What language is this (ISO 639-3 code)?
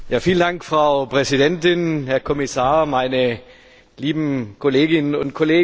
deu